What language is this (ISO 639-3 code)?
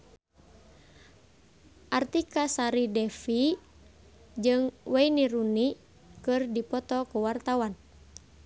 sun